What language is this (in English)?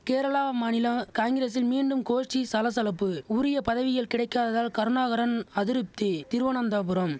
Tamil